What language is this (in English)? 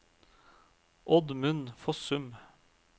Norwegian